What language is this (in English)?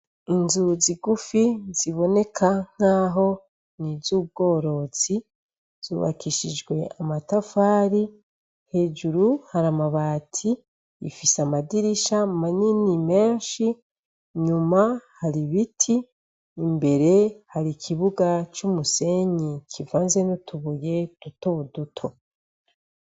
Rundi